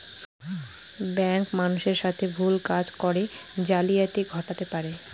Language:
Bangla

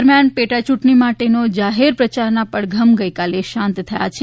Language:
Gujarati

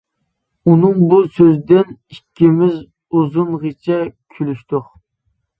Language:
Uyghur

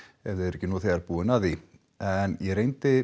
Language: Icelandic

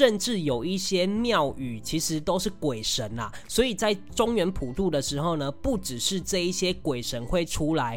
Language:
Chinese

